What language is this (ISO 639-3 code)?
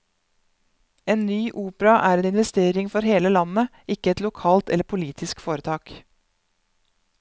nor